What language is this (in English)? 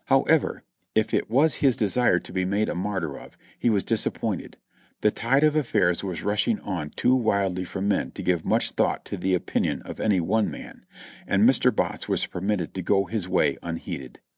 English